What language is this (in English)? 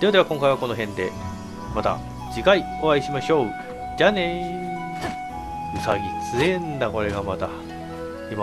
Japanese